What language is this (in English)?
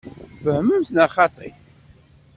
Kabyle